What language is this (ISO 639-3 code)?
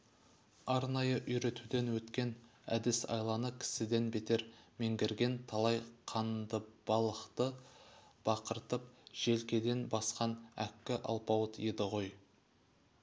kaz